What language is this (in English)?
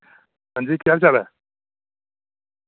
Dogri